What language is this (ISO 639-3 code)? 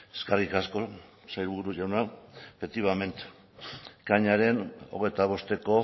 eus